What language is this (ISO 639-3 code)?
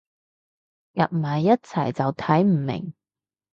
yue